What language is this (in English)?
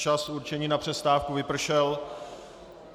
Czech